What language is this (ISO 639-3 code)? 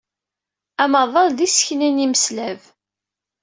kab